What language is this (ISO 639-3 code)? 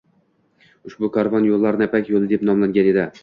uzb